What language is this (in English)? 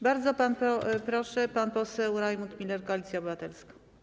Polish